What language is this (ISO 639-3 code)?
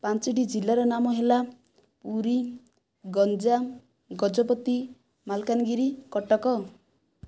ori